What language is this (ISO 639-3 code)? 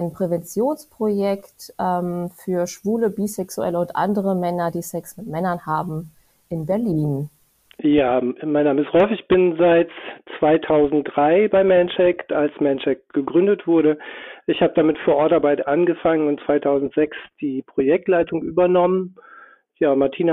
deu